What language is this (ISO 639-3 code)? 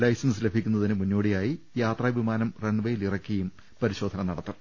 mal